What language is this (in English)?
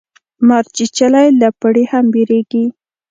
Pashto